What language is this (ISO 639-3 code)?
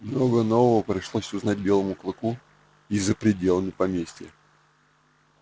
rus